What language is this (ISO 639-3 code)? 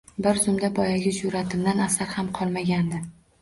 uzb